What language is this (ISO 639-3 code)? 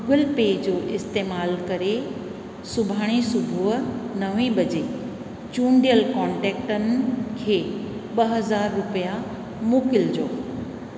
snd